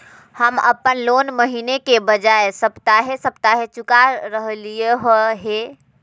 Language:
Magahi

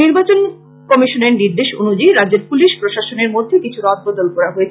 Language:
Bangla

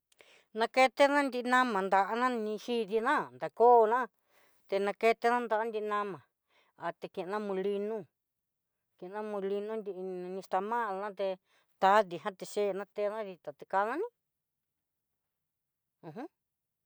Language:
Southeastern Nochixtlán Mixtec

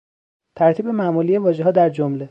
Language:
Persian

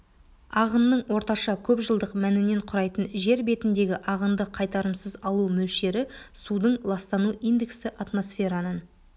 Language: Kazakh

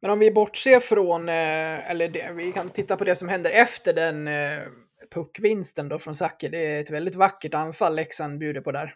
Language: Swedish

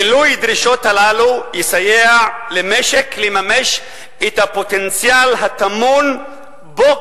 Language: Hebrew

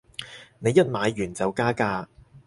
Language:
Cantonese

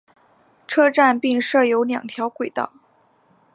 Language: Chinese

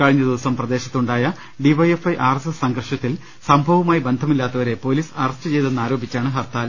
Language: Malayalam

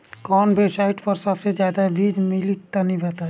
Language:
Bhojpuri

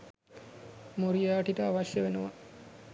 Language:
Sinhala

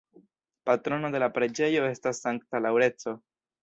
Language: Esperanto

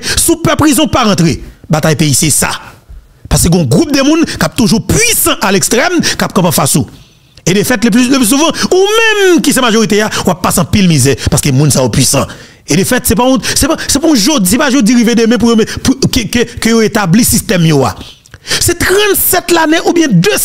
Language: French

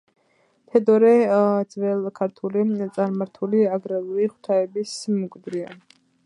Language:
Georgian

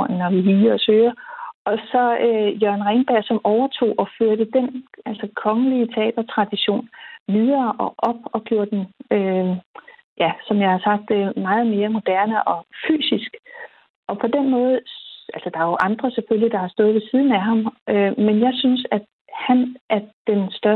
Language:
Danish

